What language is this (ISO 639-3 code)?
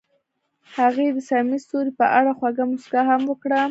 pus